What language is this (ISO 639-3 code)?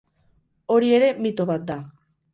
eus